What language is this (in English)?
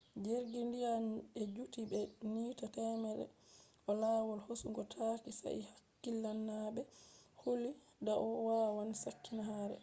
Fula